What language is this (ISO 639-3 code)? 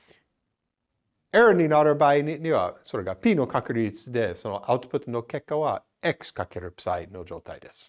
jpn